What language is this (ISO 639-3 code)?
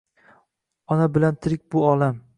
uzb